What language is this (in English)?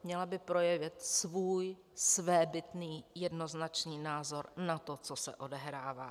Czech